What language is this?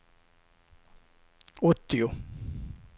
Swedish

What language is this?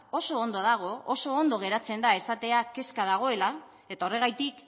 Basque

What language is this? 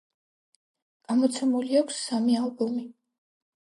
Georgian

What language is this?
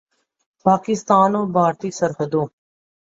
Urdu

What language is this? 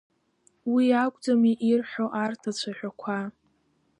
Abkhazian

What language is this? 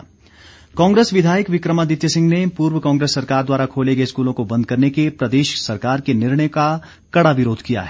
Hindi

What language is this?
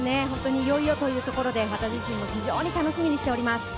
Japanese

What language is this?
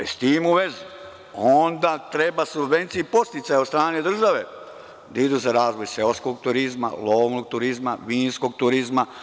Serbian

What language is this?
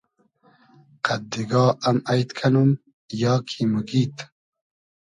Hazaragi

